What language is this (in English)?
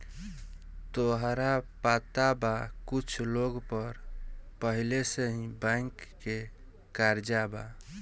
Bhojpuri